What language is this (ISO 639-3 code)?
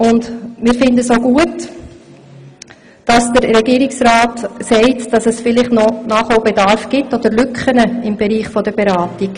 gsw